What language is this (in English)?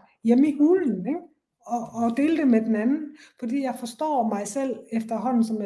Danish